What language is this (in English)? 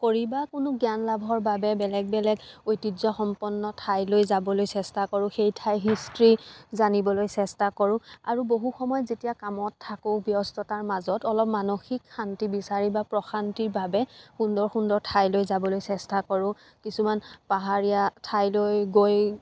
Assamese